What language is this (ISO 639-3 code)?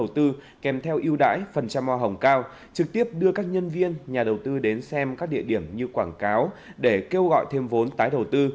vie